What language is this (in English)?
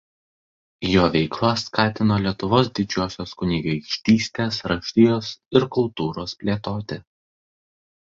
Lithuanian